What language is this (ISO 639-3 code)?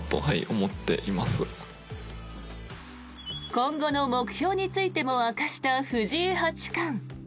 jpn